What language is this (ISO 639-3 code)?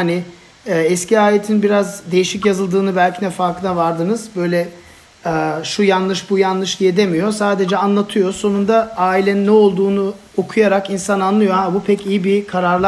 tur